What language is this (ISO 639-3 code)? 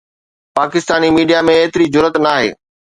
snd